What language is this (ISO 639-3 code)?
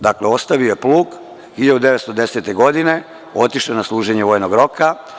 srp